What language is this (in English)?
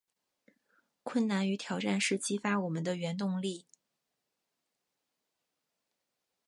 Chinese